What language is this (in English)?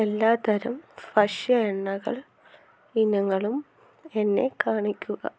Malayalam